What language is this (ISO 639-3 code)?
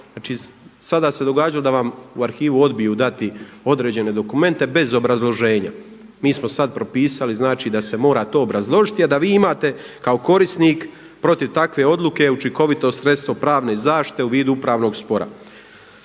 hrv